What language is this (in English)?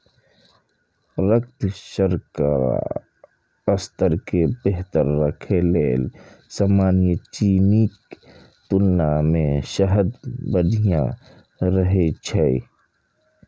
Maithili